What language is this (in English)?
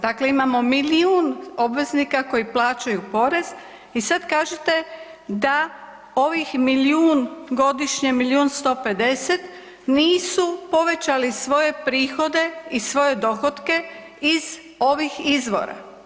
Croatian